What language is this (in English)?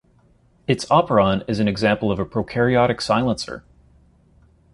English